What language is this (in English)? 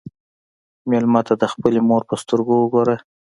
Pashto